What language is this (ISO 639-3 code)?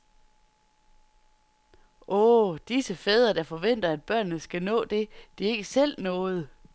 dan